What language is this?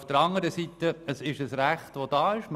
Swiss German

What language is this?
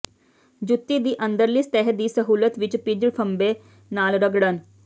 Punjabi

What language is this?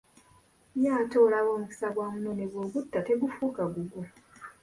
Ganda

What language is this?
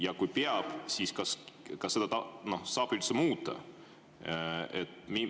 Estonian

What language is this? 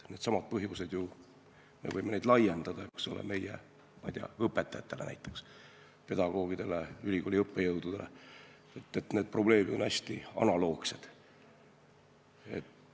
Estonian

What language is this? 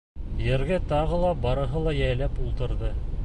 Bashkir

